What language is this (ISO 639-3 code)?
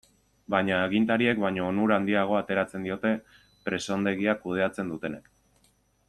eus